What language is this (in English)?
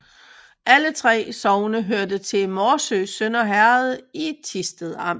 Danish